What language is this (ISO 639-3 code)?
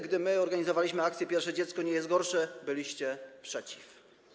pol